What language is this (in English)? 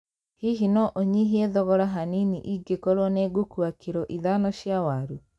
Kikuyu